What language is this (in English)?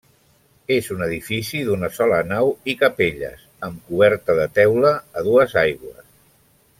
Catalan